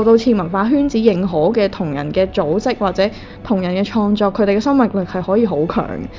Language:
Chinese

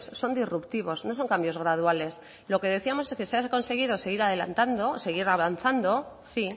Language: Spanish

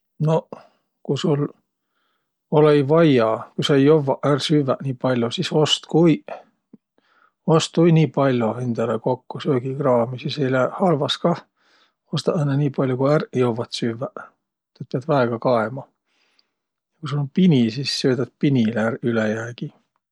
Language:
Võro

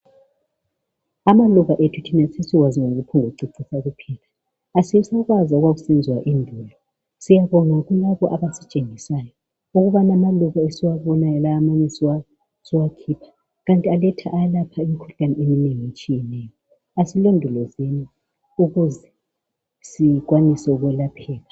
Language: North Ndebele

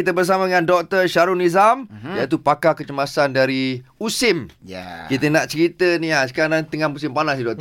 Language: Malay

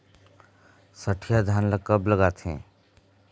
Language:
Chhattisgarhi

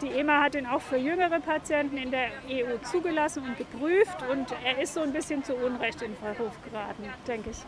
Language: German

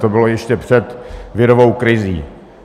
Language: Czech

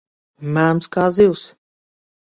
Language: Latvian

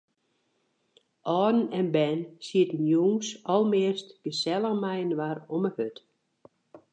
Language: Western Frisian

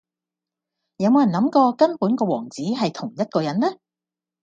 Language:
Cantonese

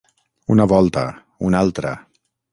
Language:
Catalan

